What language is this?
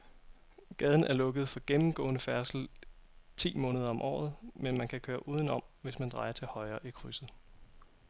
Danish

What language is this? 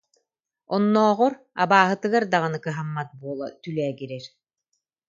Yakut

